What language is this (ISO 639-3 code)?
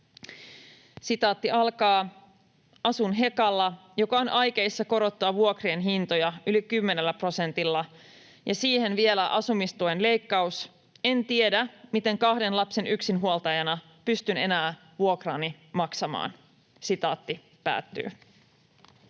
fin